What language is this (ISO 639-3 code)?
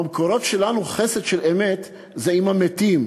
heb